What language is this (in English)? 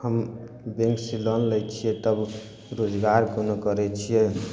Maithili